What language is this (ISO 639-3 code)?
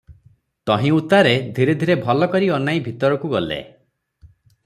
ori